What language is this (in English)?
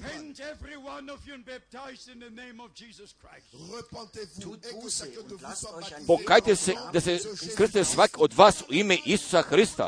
Croatian